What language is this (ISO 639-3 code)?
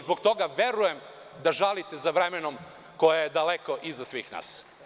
srp